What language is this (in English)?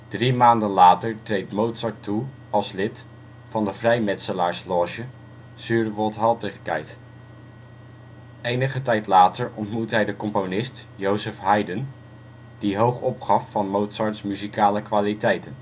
Dutch